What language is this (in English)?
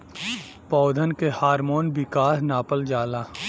Bhojpuri